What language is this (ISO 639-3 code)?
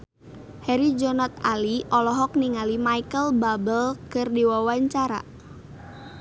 sun